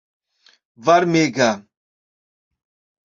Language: Esperanto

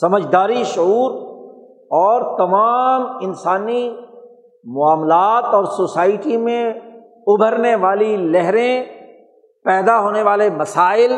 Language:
Urdu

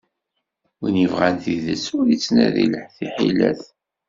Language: Kabyle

